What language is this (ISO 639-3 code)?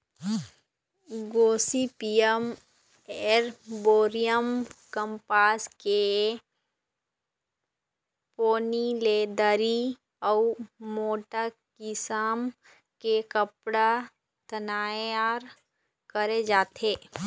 hne